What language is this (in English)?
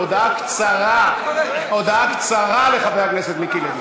Hebrew